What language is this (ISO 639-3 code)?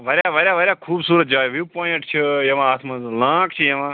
kas